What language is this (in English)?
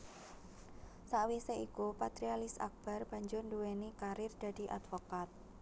Javanese